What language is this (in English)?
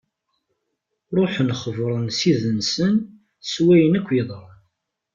Kabyle